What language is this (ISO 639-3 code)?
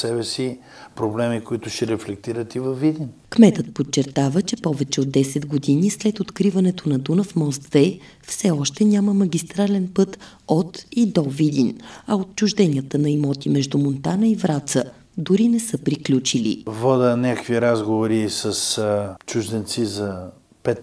bul